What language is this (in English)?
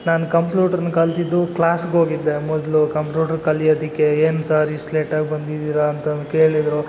Kannada